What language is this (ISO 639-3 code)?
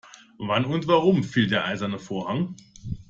deu